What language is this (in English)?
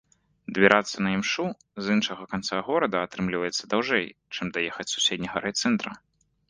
Belarusian